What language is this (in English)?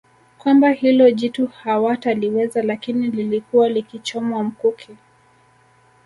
Swahili